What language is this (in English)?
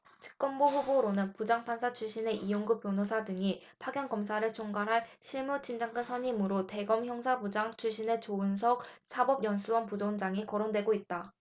Korean